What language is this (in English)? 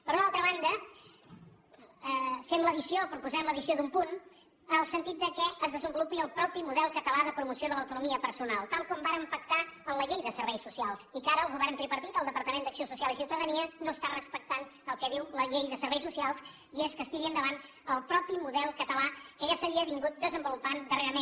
Catalan